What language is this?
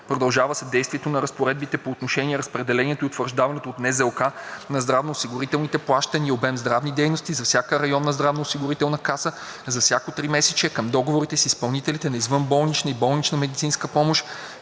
Bulgarian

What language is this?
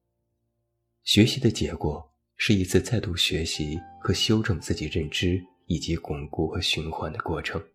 Chinese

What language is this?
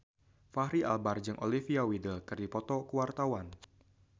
Sundanese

